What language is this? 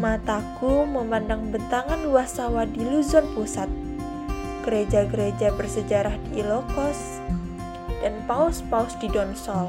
Indonesian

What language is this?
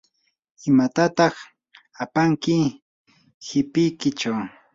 Yanahuanca Pasco Quechua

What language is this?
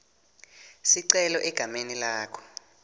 Swati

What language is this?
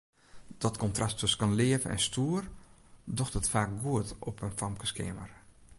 Western Frisian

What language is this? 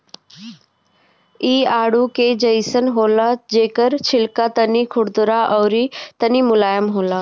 Bhojpuri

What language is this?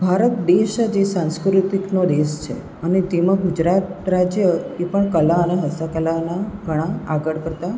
Gujarati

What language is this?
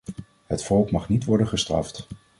Dutch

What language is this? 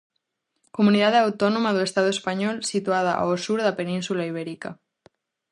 Galician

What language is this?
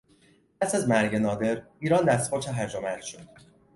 Persian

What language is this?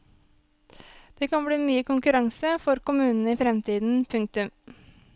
Norwegian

